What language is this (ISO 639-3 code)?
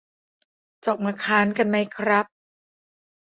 tha